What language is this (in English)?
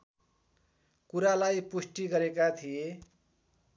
Nepali